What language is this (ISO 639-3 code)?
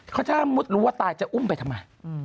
tha